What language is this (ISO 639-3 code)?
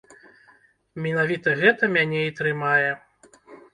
bel